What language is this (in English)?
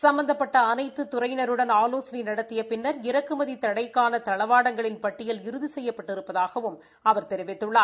Tamil